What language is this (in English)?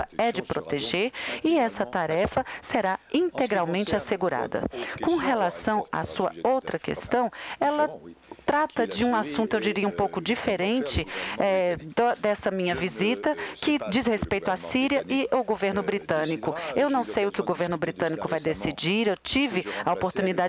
Portuguese